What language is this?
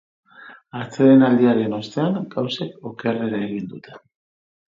Basque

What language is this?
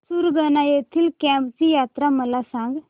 Marathi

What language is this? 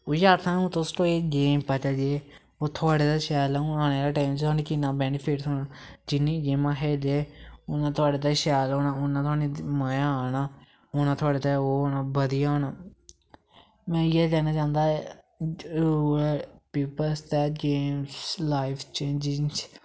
Dogri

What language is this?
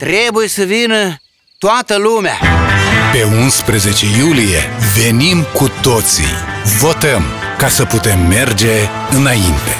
Romanian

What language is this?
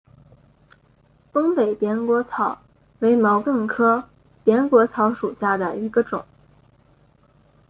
Chinese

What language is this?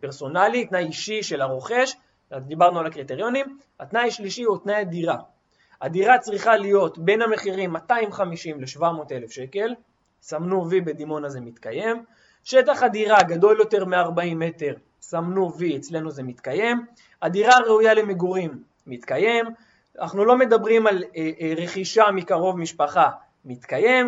Hebrew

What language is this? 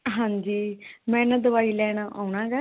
Punjabi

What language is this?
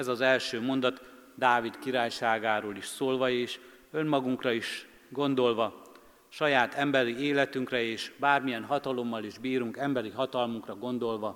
Hungarian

